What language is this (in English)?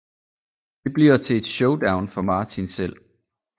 Danish